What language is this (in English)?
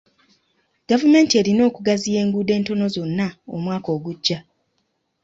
Ganda